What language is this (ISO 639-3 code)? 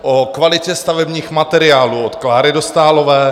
ces